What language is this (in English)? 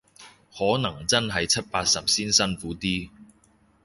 Cantonese